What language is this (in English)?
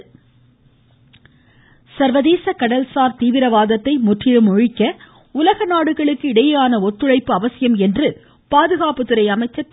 Tamil